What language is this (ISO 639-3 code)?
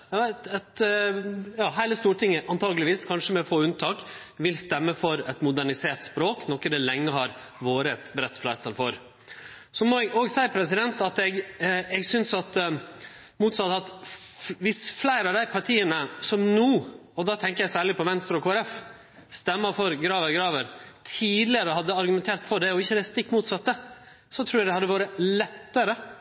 nno